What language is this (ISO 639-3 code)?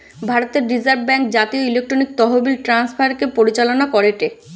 ben